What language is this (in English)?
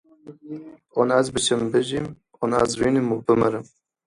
Kurdish